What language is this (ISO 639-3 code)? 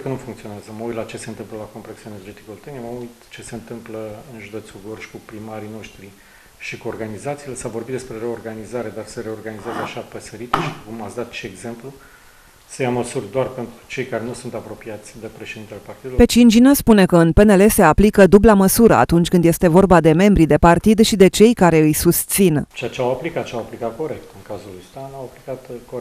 ron